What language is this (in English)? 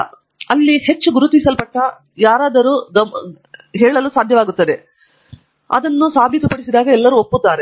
Kannada